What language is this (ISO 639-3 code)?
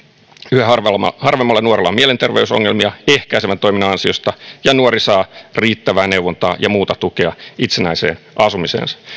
fin